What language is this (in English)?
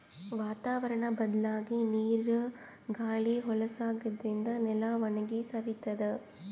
Kannada